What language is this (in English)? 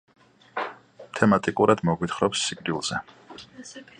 Georgian